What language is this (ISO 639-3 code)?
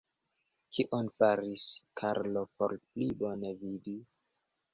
epo